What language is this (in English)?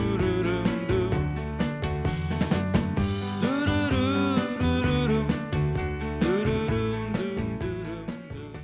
Icelandic